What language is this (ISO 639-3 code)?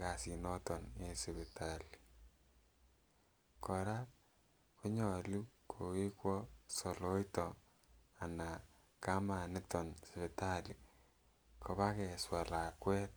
kln